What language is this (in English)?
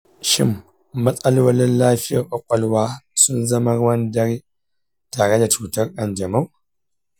Hausa